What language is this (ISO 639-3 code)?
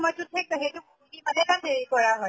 asm